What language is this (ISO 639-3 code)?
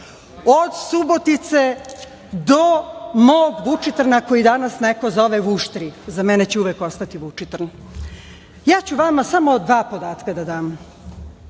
srp